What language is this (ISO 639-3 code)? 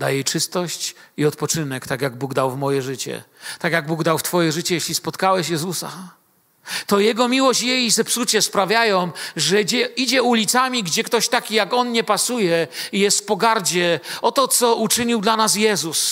pol